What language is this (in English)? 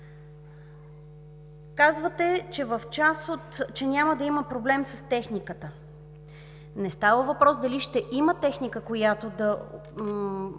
Bulgarian